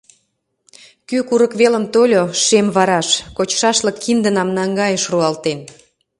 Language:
Mari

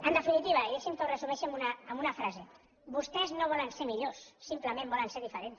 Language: Catalan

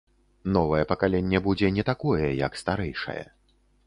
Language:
Belarusian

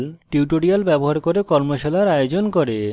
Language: Bangla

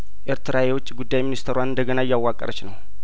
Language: Amharic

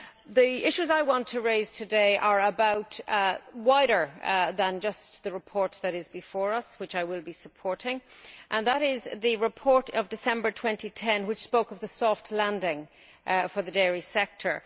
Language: English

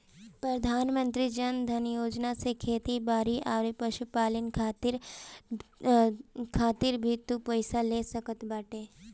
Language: Bhojpuri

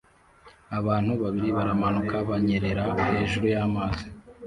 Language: Kinyarwanda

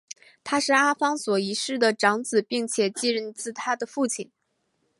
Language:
Chinese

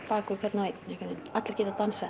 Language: Icelandic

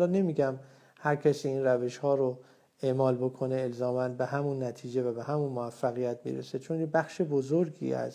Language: Persian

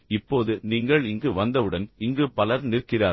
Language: Tamil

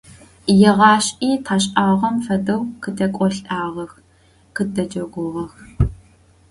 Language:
Adyghe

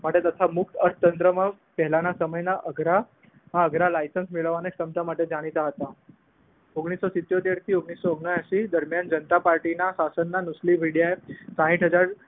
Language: Gujarati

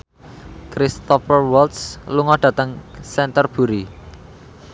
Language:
Javanese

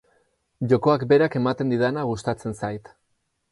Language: Basque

